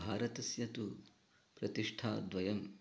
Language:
Sanskrit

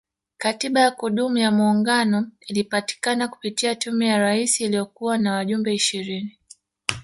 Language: Swahili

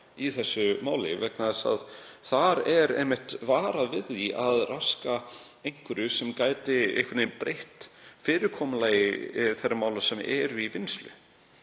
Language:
Icelandic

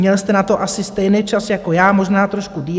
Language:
Czech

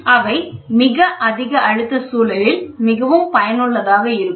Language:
Tamil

